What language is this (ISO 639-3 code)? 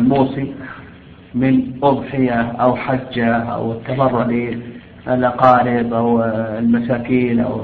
ara